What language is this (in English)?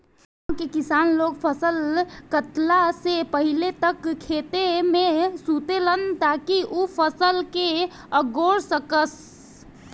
Bhojpuri